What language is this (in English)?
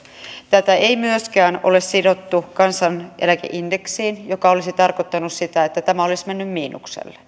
Finnish